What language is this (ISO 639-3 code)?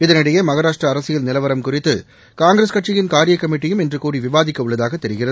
tam